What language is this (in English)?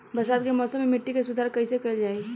Bhojpuri